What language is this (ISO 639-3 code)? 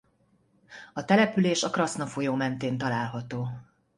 hun